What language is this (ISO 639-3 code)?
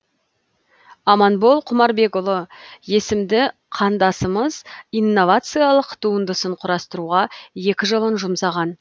kaz